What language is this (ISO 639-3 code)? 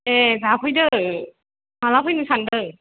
brx